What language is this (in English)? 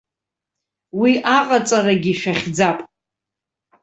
Abkhazian